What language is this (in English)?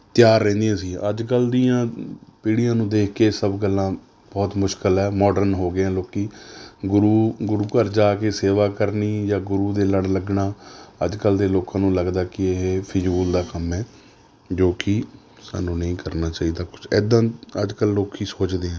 Punjabi